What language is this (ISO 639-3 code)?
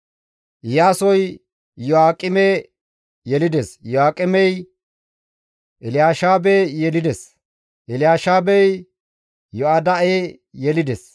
gmv